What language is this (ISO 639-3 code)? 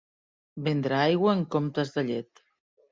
cat